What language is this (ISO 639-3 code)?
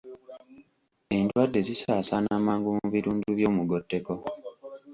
lug